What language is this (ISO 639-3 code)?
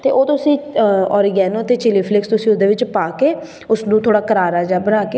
pan